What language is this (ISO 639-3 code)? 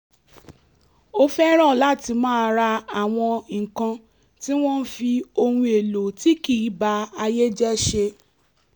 yor